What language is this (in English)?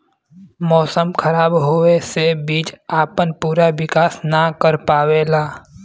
Bhojpuri